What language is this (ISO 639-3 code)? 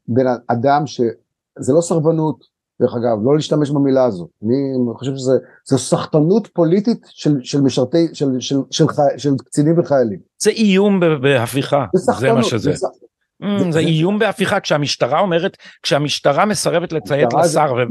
heb